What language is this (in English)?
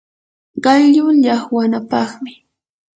Yanahuanca Pasco Quechua